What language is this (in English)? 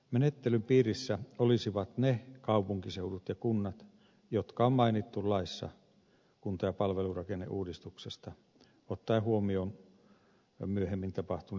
Finnish